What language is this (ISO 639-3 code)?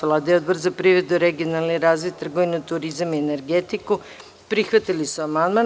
srp